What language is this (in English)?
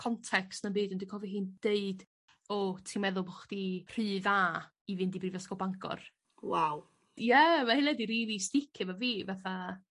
Welsh